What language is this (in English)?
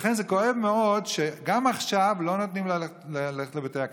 Hebrew